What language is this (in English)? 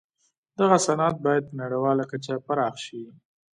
Pashto